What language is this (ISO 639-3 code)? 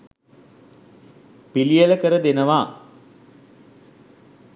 sin